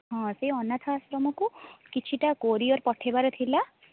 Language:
Odia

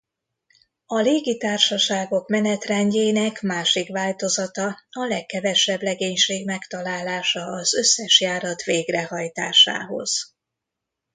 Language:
Hungarian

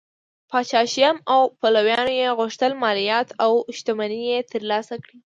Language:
Pashto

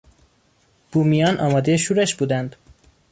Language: Persian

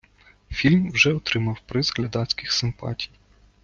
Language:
Ukrainian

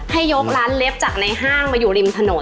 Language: Thai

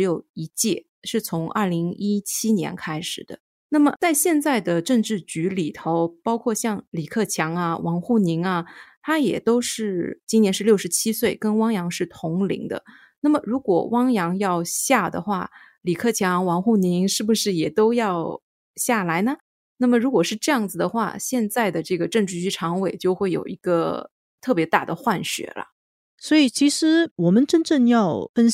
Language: Chinese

